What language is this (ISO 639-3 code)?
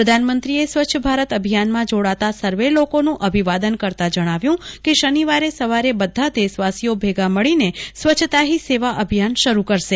guj